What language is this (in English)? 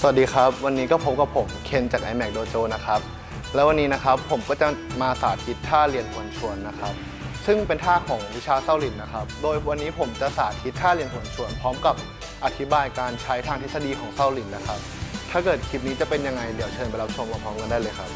Thai